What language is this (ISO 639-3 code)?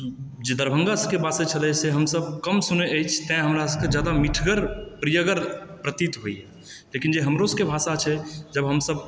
mai